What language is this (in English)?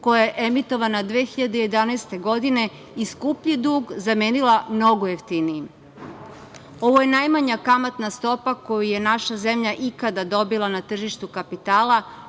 Serbian